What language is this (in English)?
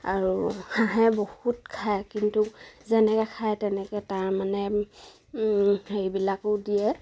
Assamese